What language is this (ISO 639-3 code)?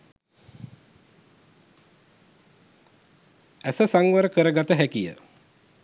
sin